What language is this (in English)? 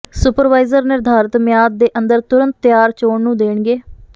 Punjabi